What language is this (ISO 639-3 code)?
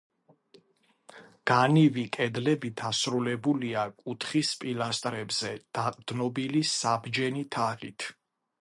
kat